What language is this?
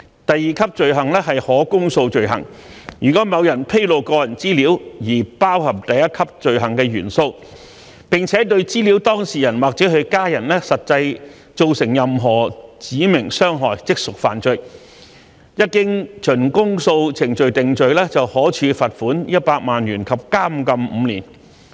Cantonese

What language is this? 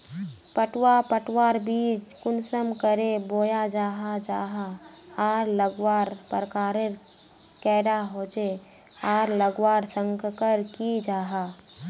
Magahi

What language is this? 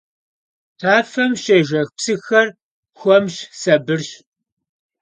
Kabardian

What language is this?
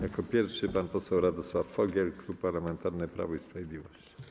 Polish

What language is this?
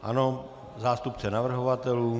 Czech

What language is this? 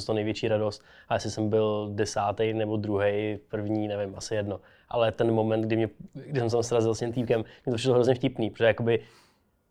Czech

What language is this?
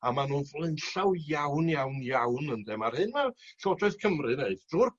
Welsh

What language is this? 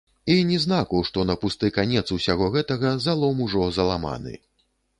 Belarusian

